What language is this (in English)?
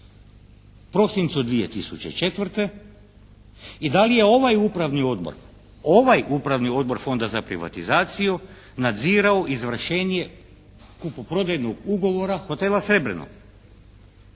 Croatian